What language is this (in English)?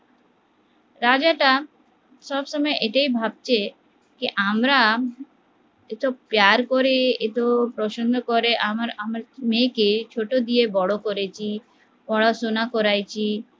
Bangla